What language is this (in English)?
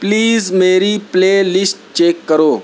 Urdu